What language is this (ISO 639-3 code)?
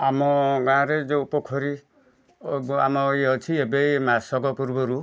ori